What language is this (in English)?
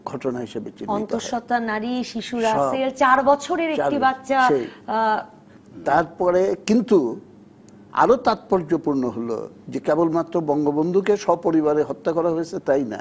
Bangla